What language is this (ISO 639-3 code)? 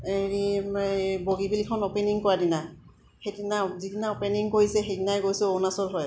asm